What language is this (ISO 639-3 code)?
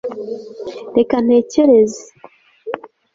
kin